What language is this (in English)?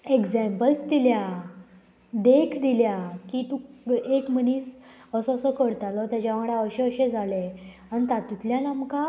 Konkani